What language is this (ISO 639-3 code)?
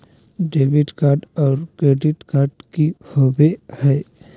mag